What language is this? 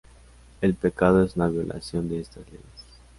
Spanish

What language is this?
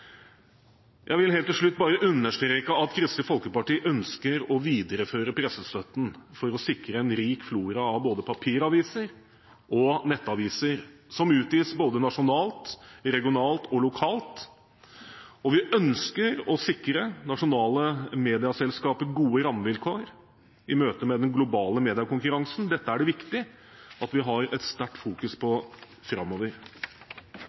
Norwegian Bokmål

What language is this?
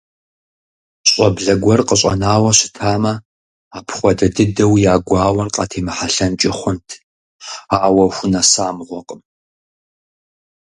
Kabardian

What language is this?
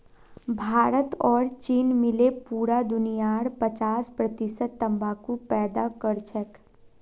Magahi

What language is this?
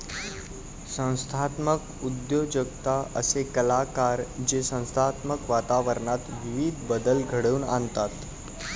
Marathi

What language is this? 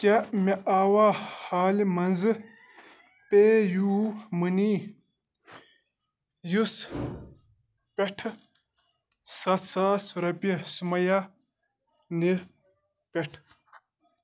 Kashmiri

